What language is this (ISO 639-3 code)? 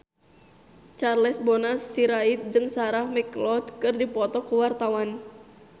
sun